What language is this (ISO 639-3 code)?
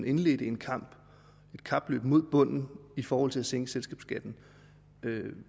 dan